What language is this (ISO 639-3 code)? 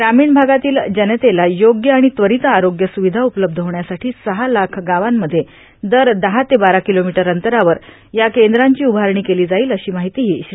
mar